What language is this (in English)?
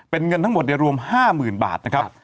Thai